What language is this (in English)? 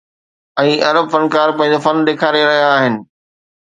Sindhi